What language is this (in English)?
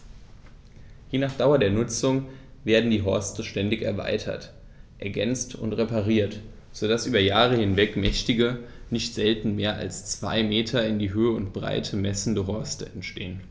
German